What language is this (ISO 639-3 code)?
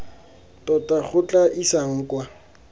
tsn